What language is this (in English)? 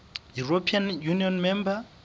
Southern Sotho